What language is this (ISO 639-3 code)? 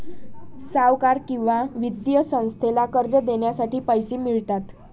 mar